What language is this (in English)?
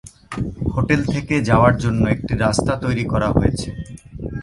Bangla